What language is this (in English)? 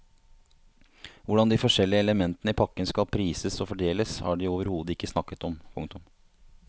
Norwegian